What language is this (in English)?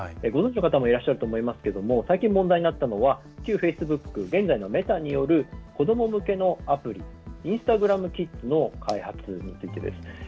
Japanese